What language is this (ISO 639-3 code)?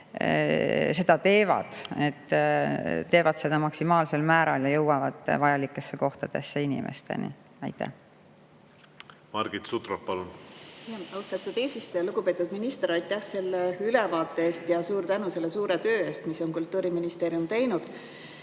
est